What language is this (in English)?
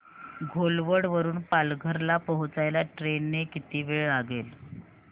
Marathi